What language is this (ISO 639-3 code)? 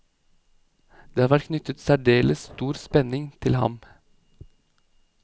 nor